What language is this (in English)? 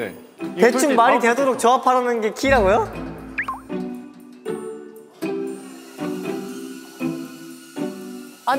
Korean